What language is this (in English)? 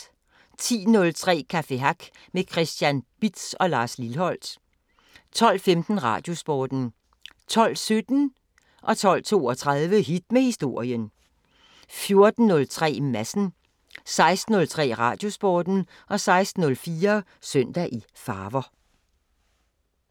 Danish